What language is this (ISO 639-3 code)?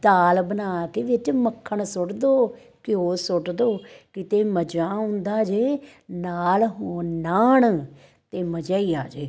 pan